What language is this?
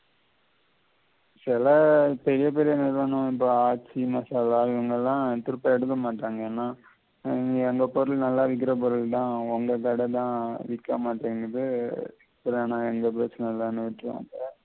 Tamil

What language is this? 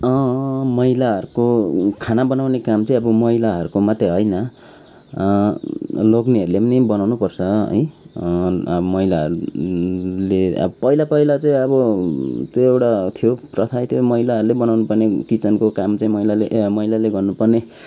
Nepali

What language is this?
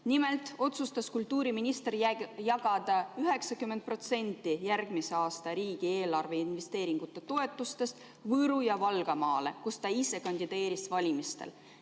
Estonian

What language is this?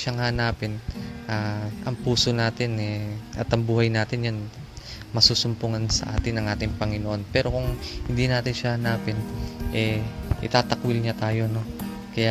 Filipino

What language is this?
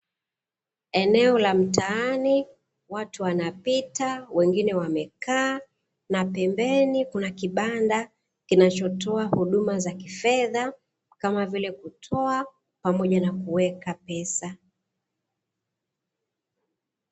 Swahili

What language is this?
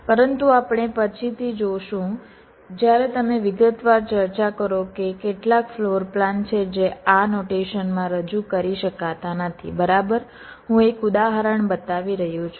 Gujarati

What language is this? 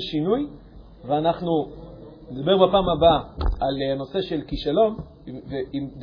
Hebrew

